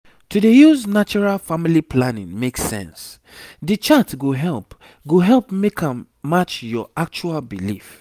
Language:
Nigerian Pidgin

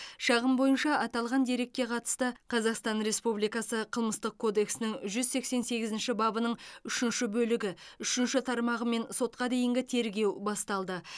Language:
Kazakh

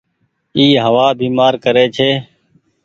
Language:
Goaria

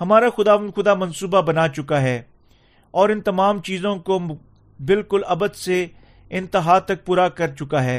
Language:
Urdu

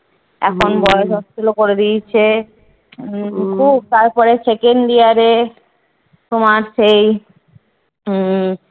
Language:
Bangla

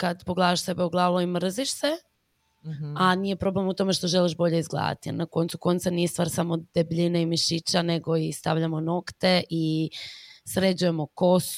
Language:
Croatian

